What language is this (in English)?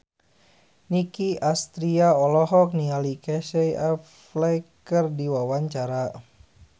Sundanese